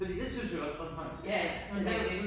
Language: Danish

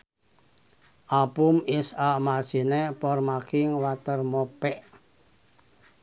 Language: Sundanese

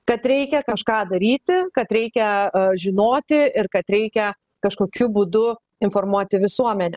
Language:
Lithuanian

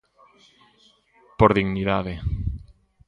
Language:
Galician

